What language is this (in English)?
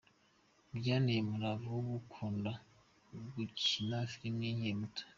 Kinyarwanda